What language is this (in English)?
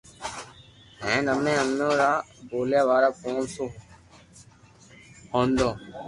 Loarki